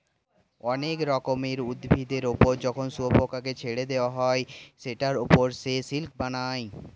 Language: Bangla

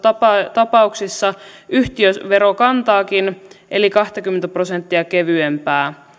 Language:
Finnish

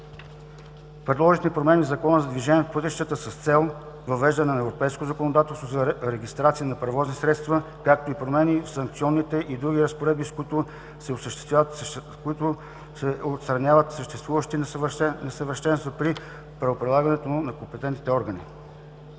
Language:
Bulgarian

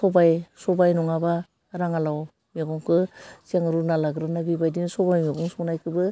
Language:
Bodo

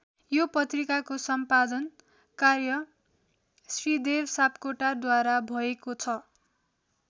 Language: Nepali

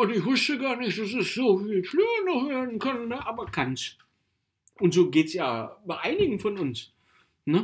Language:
German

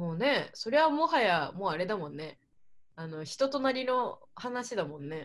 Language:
Japanese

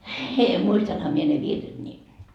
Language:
Finnish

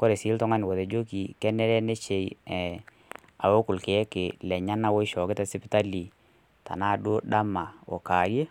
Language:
Masai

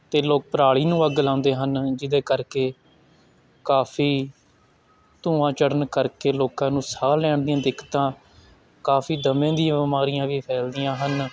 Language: Punjabi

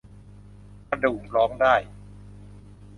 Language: Thai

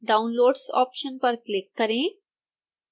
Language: Hindi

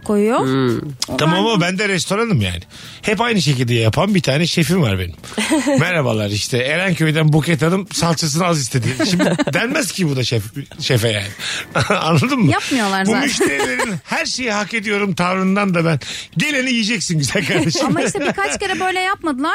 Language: Turkish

